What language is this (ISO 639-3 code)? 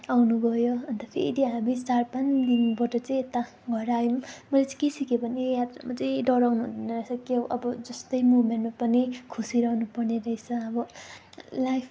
nep